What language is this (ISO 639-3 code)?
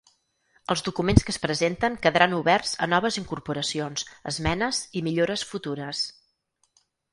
cat